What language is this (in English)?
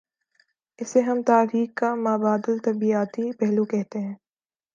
Urdu